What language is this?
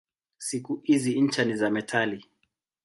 Swahili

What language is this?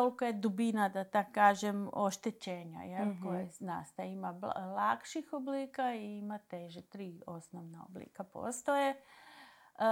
Croatian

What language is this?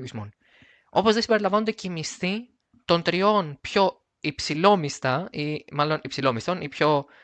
Greek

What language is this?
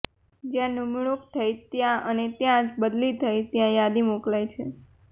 Gujarati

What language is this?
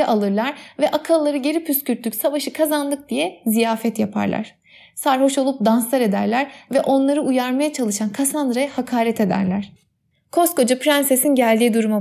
Turkish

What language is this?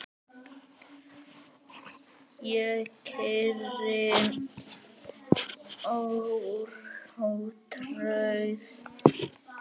Icelandic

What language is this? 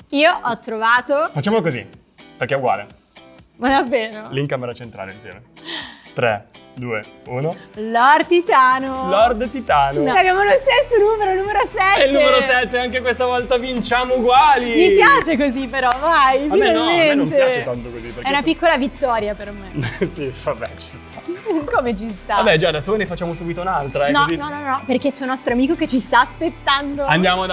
Italian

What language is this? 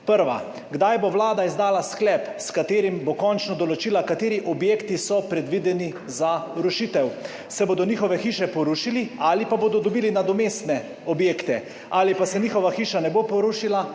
Slovenian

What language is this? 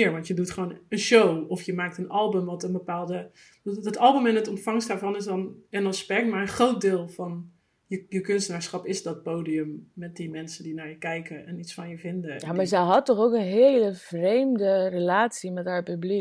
Dutch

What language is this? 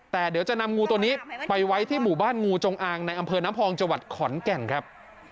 Thai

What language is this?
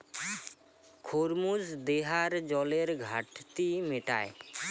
Bangla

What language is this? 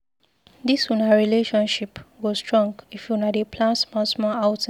Nigerian Pidgin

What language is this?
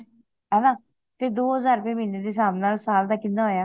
Punjabi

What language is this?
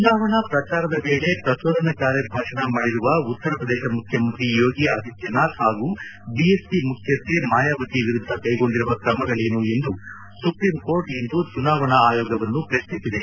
Kannada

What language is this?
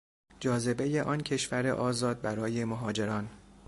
Persian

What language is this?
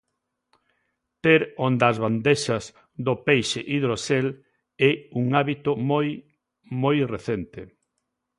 Galician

